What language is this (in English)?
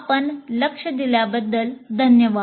Marathi